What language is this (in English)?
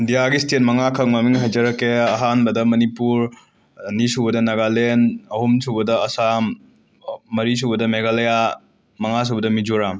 Manipuri